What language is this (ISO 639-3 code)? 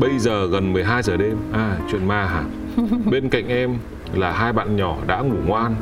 vie